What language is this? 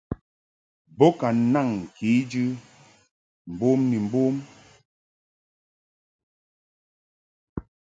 Mungaka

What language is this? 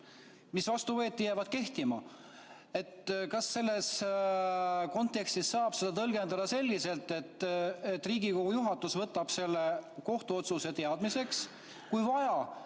Estonian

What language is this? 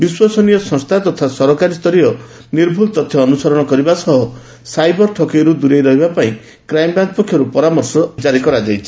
Odia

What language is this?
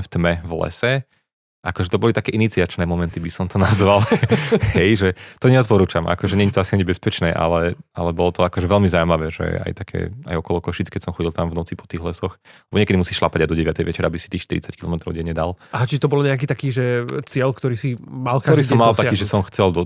Slovak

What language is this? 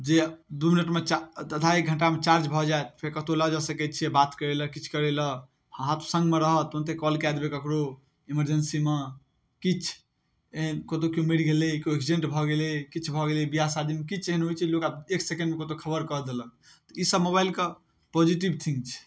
Maithili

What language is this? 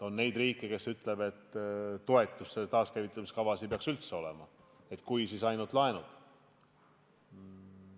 Estonian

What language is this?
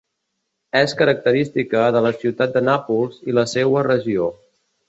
Catalan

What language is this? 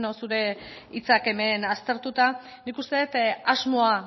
Basque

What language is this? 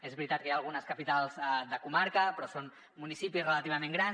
Catalan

